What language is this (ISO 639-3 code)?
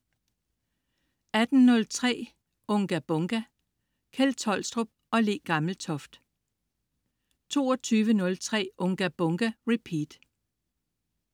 dan